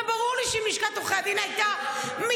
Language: Hebrew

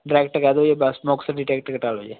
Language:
Punjabi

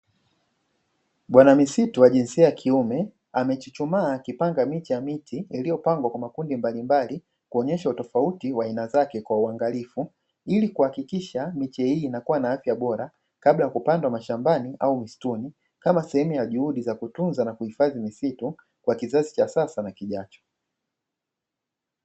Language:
Swahili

